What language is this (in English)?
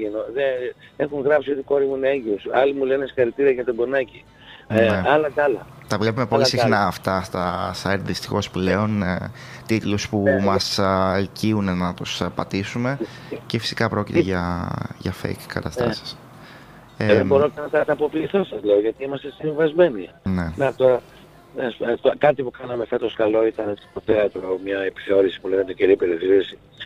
Greek